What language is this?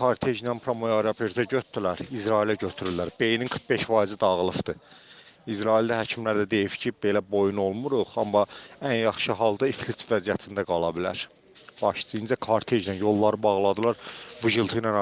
Azerbaijani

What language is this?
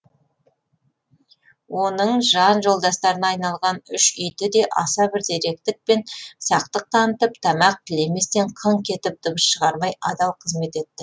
Kazakh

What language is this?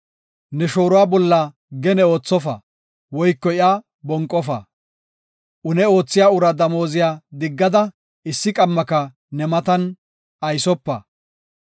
Gofa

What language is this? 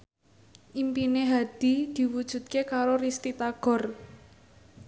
Javanese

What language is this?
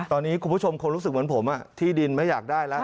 Thai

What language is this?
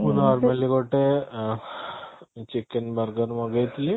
Odia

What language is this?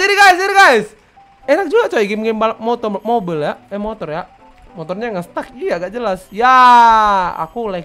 Indonesian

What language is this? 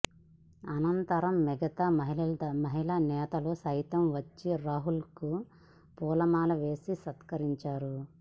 Telugu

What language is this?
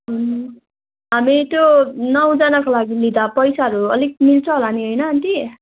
Nepali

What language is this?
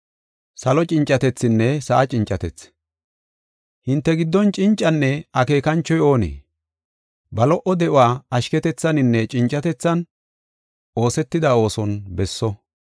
Gofa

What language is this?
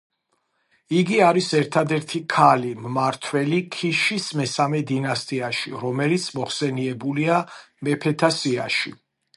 Georgian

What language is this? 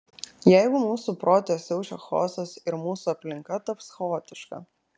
Lithuanian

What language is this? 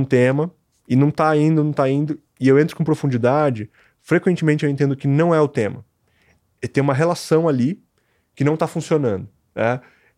Portuguese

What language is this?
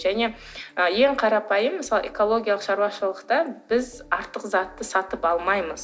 Kazakh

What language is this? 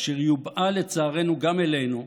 Hebrew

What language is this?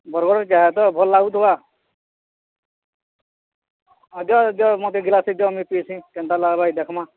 Odia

